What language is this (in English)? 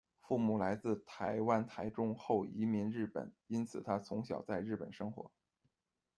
Chinese